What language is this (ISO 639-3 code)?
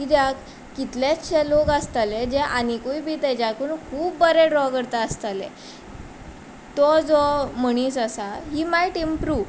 kok